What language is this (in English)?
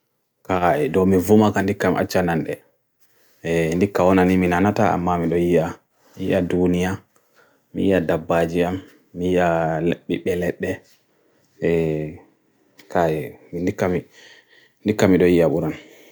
Bagirmi Fulfulde